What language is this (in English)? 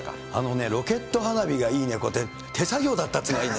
Japanese